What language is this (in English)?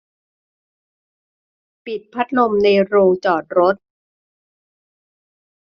Thai